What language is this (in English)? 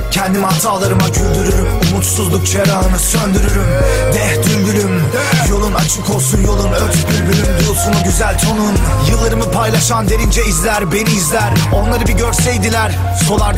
Turkish